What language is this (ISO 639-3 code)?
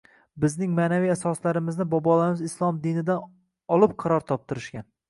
uzb